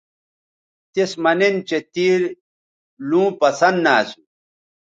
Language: Bateri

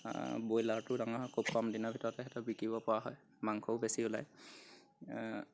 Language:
Assamese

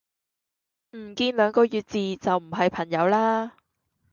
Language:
Cantonese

